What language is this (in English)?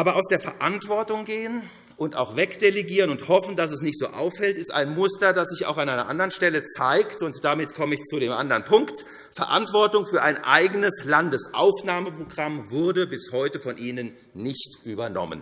German